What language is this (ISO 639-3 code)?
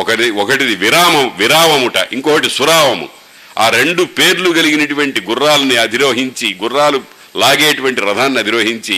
tel